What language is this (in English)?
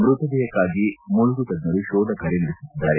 Kannada